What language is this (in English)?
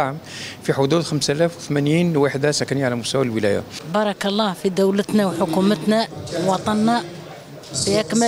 Arabic